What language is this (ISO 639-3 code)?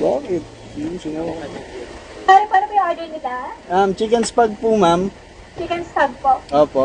fil